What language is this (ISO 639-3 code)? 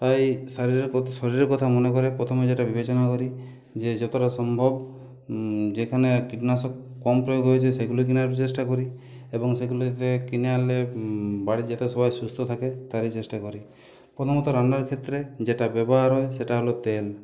ben